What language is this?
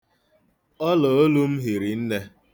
Igbo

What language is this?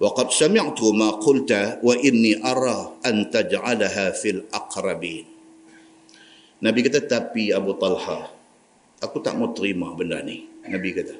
Malay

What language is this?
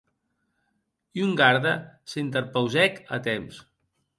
Occitan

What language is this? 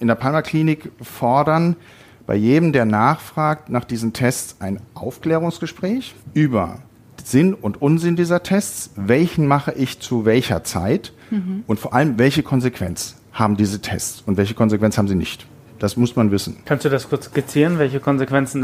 German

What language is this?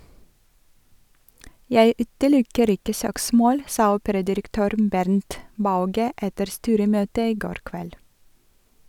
Norwegian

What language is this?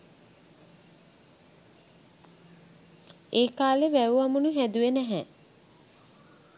Sinhala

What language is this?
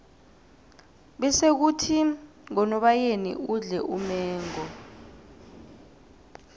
South Ndebele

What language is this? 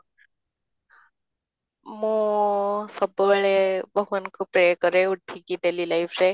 Odia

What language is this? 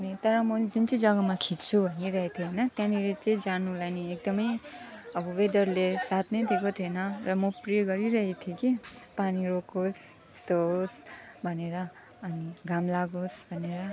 Nepali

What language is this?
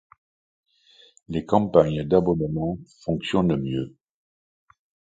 French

